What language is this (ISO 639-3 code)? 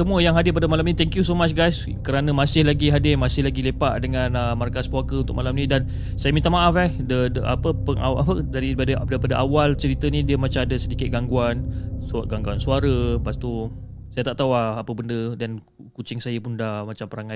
msa